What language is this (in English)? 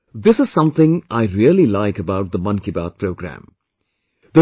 English